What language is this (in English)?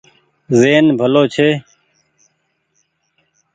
Goaria